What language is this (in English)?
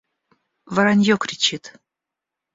Russian